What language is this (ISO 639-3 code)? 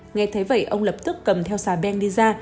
vie